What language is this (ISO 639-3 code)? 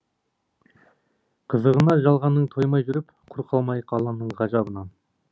kaz